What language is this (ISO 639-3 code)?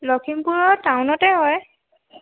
asm